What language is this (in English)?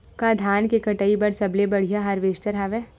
Chhattisgarhi